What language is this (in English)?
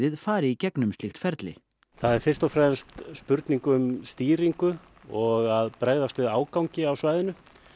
Icelandic